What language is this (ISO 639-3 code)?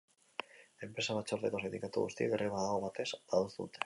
eus